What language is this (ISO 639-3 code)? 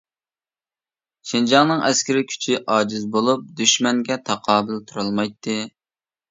uig